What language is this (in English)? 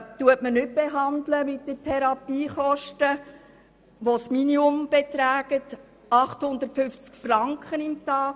Swiss German